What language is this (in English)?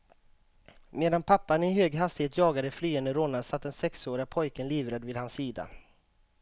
Swedish